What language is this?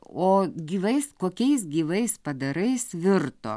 Lithuanian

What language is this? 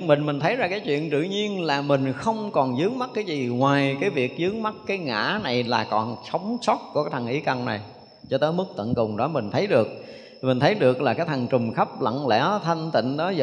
Vietnamese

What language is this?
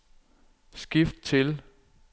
Danish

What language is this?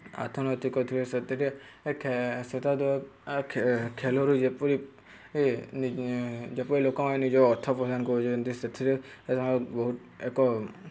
Odia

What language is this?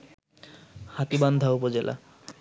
Bangla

